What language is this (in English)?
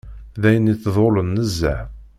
Kabyle